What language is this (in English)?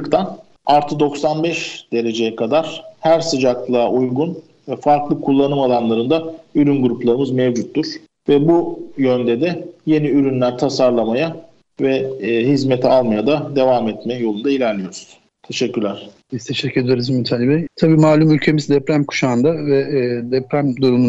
Turkish